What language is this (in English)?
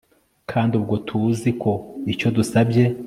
Kinyarwanda